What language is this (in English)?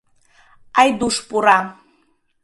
Mari